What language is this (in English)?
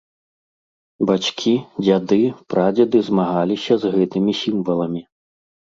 Belarusian